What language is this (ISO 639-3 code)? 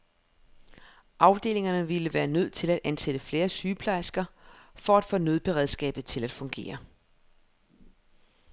dan